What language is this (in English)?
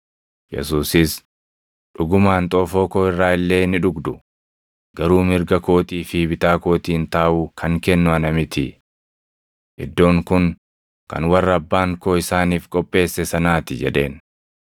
Oromo